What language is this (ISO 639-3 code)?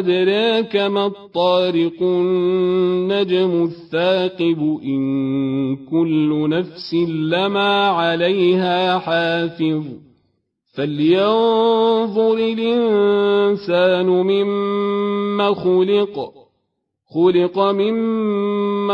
ara